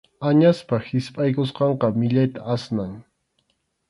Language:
Arequipa-La Unión Quechua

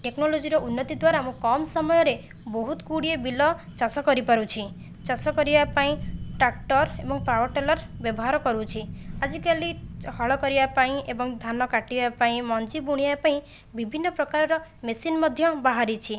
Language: Odia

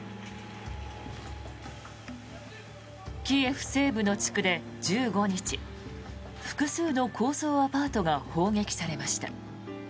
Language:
Japanese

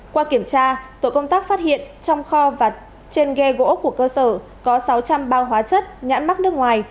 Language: Vietnamese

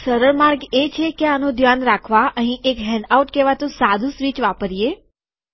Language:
Gujarati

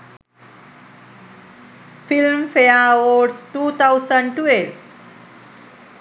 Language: Sinhala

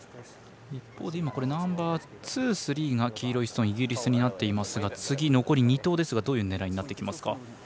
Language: Japanese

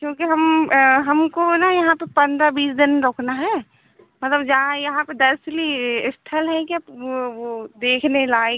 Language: Hindi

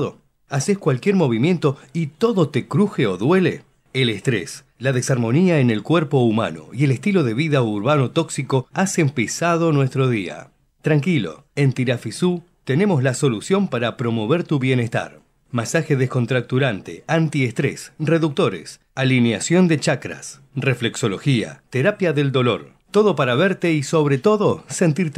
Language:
Spanish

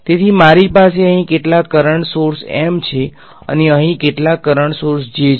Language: Gujarati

